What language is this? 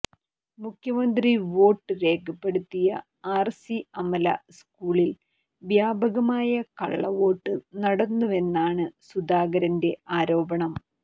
Malayalam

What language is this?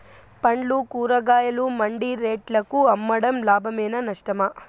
Telugu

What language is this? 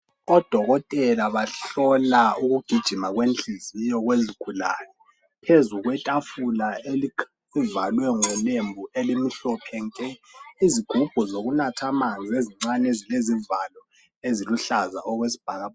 North Ndebele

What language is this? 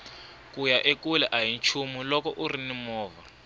Tsonga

